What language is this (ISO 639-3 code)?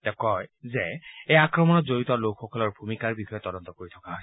asm